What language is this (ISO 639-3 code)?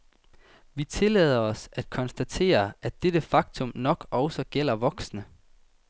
dan